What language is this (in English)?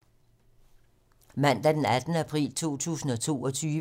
Danish